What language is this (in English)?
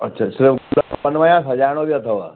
Sindhi